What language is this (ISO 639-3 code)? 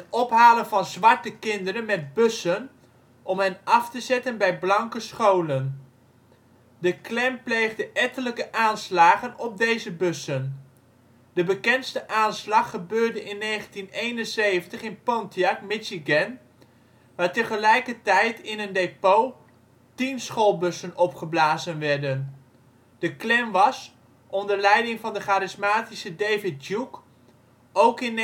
nld